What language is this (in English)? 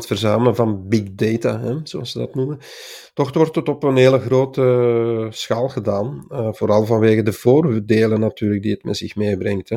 Dutch